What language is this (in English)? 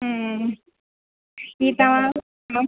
Sindhi